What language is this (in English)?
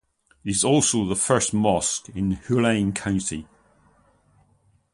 English